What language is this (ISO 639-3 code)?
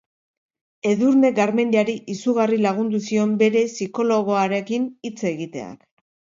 eus